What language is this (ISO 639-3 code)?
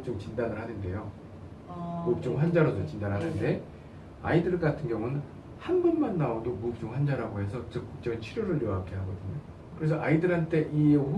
kor